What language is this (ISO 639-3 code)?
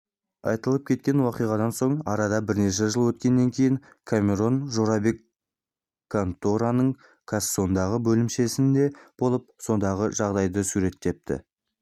kaz